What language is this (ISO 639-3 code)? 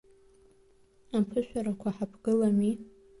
abk